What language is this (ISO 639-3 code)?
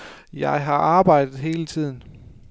dan